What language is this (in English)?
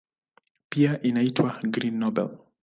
Swahili